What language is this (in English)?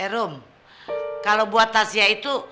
Indonesian